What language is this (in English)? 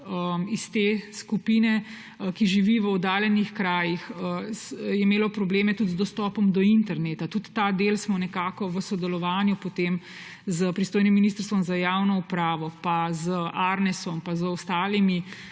Slovenian